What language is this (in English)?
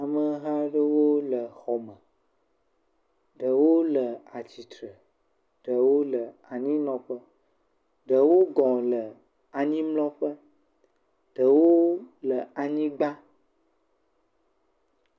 Ewe